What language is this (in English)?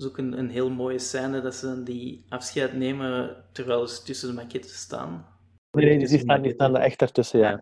Dutch